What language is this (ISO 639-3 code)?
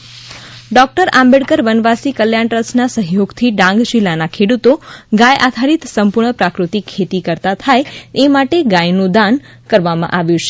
guj